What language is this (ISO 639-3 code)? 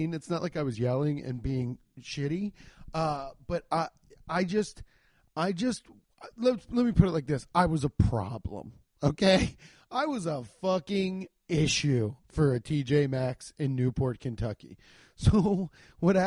eng